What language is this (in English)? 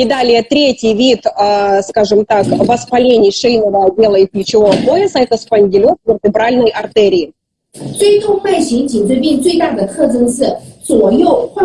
Russian